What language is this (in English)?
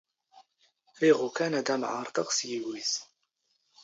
Standard Moroccan Tamazight